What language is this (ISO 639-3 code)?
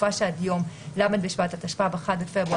heb